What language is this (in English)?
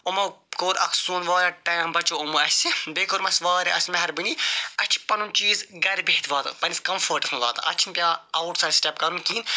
Kashmiri